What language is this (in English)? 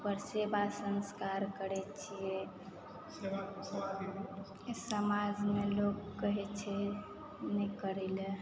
Maithili